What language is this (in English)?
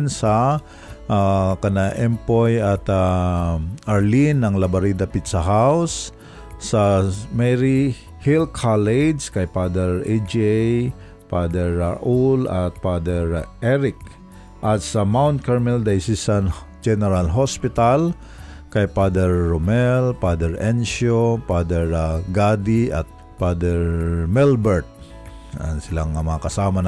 Filipino